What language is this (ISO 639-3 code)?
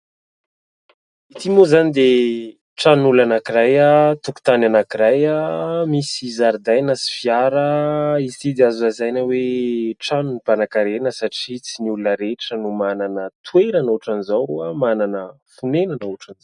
mlg